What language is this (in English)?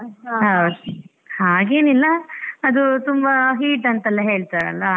Kannada